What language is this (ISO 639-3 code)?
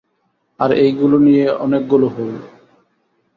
ben